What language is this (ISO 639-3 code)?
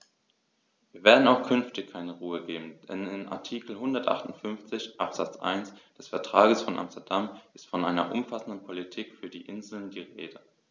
deu